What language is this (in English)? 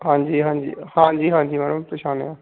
Punjabi